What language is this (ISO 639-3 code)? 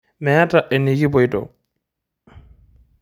mas